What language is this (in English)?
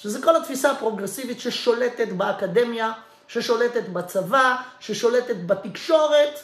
Hebrew